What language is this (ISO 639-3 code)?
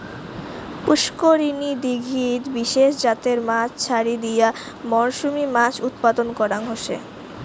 ben